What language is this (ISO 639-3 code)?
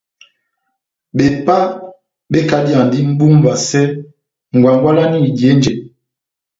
bnm